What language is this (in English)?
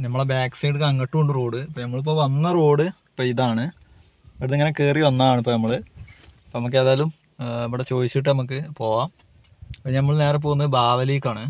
Malayalam